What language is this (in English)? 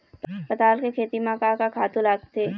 Chhattisgarhi